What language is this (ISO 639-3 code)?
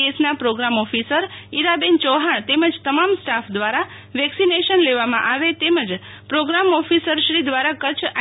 guj